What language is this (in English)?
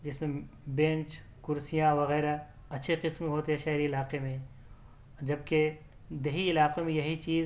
Urdu